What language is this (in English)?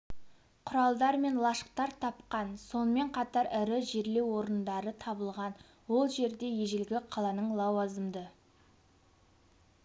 Kazakh